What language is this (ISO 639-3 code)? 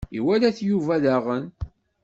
kab